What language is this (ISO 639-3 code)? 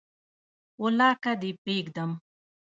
pus